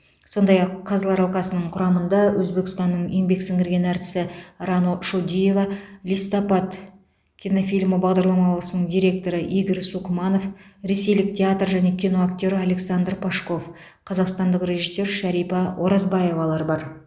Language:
Kazakh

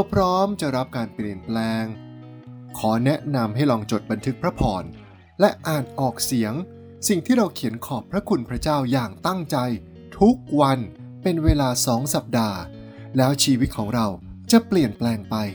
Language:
Thai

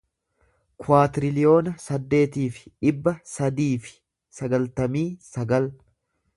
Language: Oromo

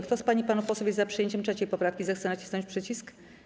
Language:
Polish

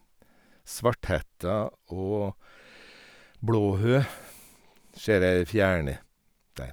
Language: Norwegian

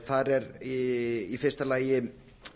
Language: Icelandic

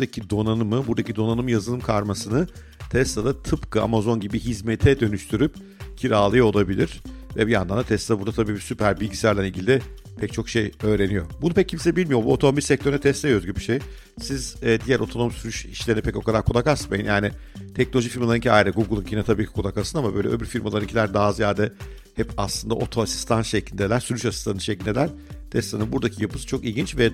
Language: Turkish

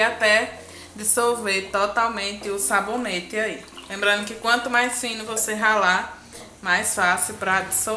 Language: Portuguese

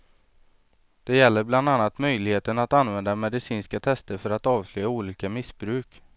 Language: Swedish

